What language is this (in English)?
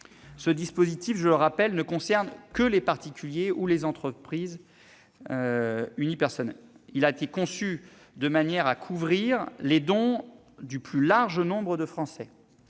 French